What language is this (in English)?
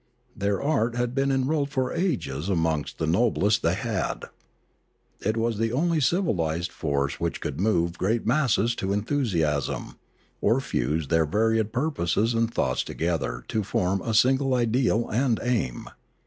English